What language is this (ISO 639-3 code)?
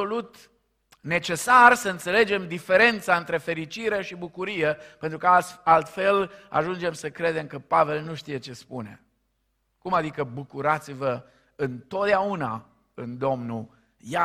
ron